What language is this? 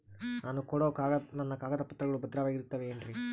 Kannada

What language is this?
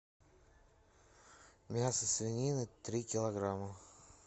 Russian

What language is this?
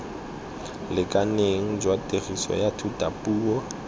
Tswana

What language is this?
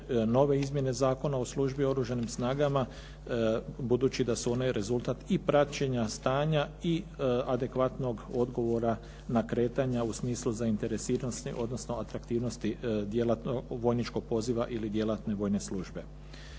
Croatian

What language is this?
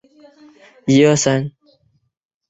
Chinese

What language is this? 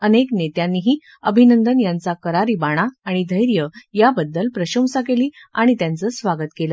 Marathi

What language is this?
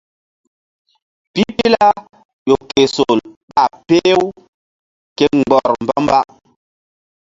Mbum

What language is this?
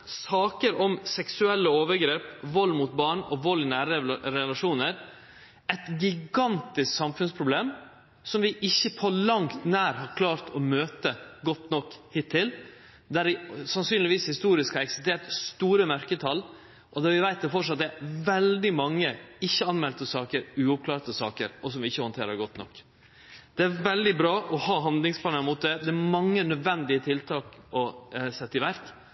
Norwegian Nynorsk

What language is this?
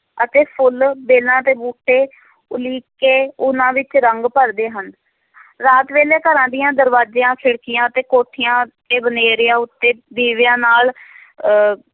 Punjabi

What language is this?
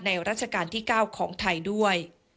Thai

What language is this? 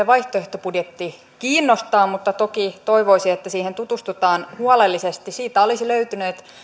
Finnish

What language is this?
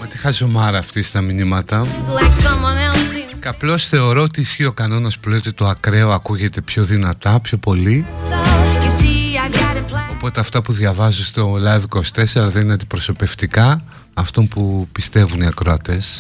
Greek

